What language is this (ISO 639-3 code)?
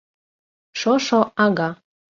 chm